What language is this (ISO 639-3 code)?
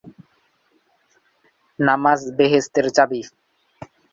ben